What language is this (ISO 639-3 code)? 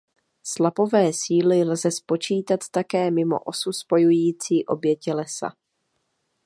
ces